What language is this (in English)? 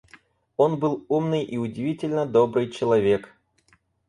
Russian